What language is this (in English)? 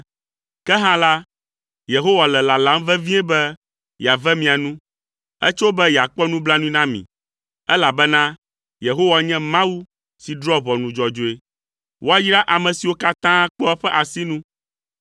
Ewe